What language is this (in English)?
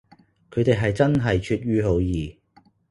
Cantonese